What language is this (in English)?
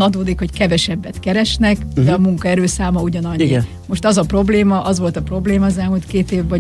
Hungarian